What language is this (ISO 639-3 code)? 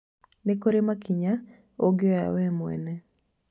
kik